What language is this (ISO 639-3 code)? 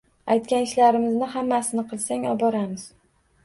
uzb